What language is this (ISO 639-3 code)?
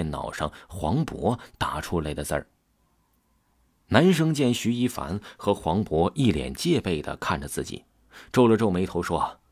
zho